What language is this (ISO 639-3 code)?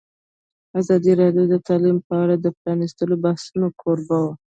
pus